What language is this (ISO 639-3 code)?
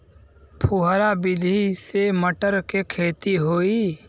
bho